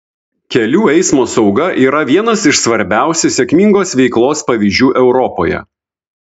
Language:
Lithuanian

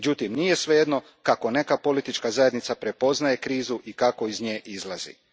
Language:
Croatian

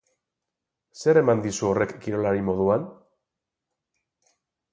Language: Basque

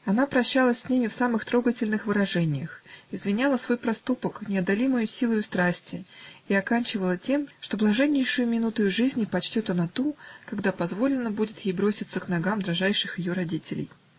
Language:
Russian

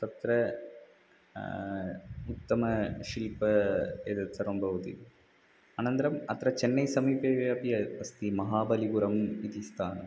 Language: Sanskrit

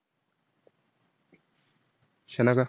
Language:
Marathi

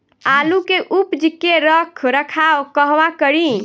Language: Bhojpuri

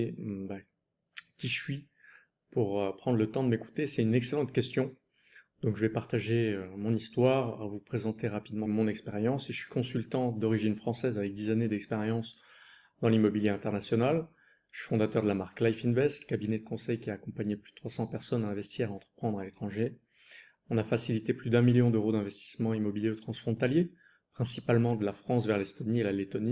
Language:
French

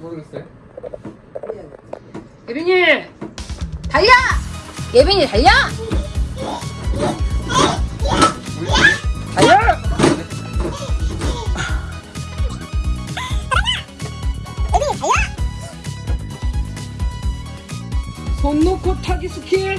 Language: Korean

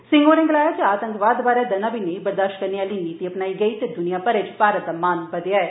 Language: Dogri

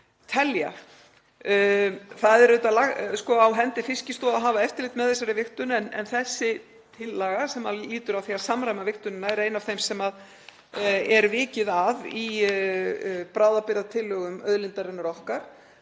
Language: Icelandic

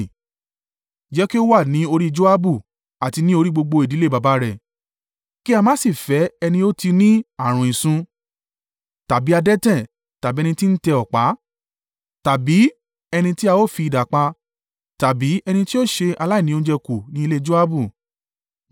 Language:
Yoruba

